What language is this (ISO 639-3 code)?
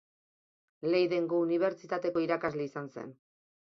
eus